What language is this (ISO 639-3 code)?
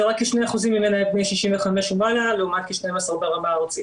heb